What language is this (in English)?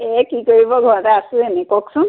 Assamese